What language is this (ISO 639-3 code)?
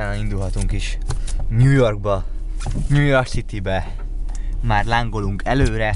hun